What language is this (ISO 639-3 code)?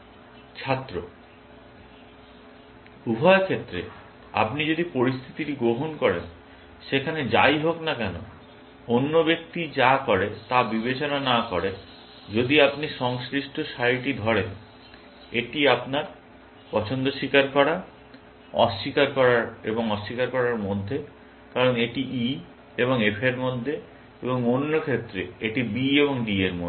ben